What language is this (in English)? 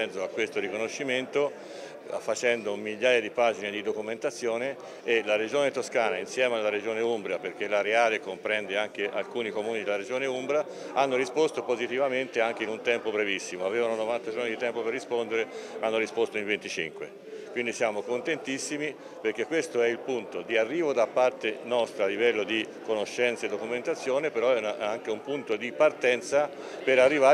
Italian